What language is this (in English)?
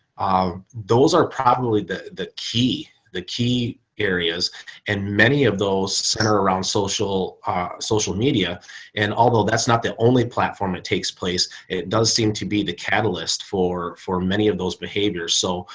English